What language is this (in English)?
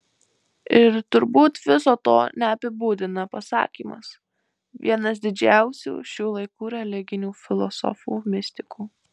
Lithuanian